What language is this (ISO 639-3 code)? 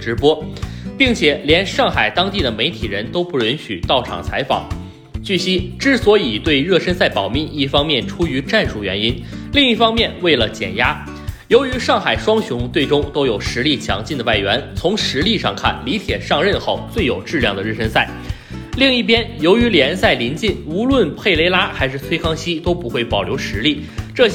zho